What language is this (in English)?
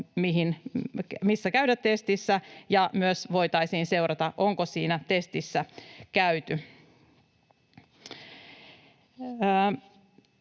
Finnish